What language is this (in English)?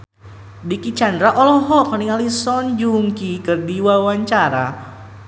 Sundanese